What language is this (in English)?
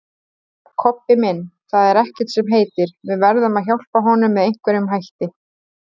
Icelandic